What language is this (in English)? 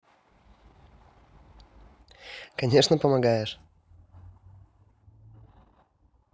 Russian